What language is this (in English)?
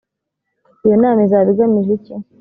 Kinyarwanda